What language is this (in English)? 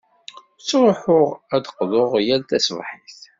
Kabyle